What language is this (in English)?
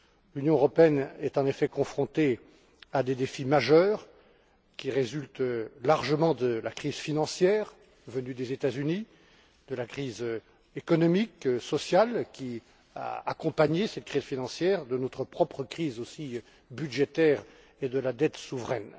French